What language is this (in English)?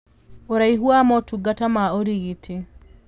Kikuyu